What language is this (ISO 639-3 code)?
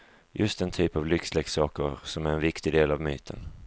swe